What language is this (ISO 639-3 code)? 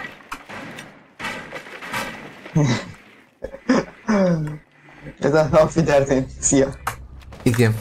hun